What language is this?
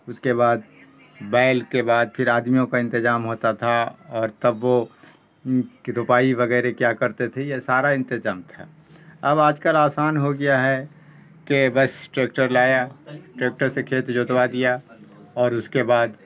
Urdu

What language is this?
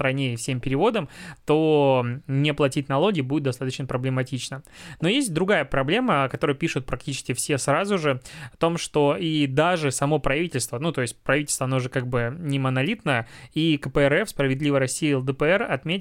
Russian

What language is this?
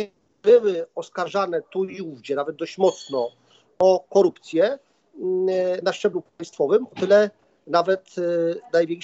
Polish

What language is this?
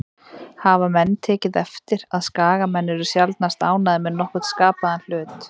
Icelandic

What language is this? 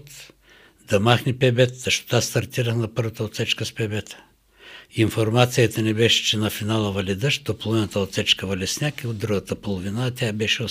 Bulgarian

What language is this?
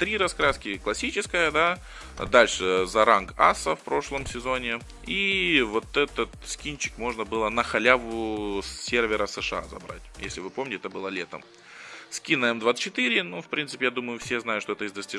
Russian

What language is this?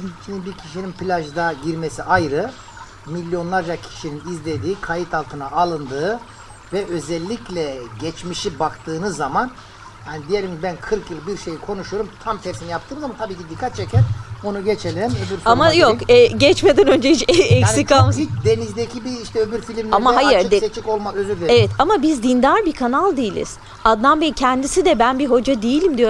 Turkish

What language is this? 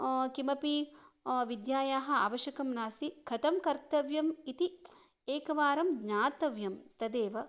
Sanskrit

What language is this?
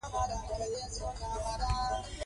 Pashto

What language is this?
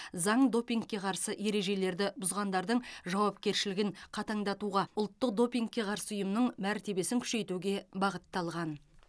Kazakh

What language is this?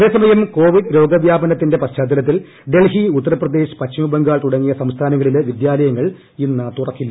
Malayalam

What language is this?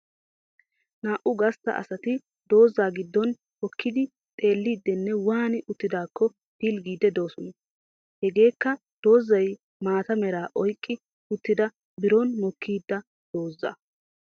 Wolaytta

